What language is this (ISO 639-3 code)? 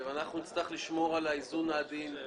heb